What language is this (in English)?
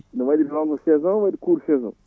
Fula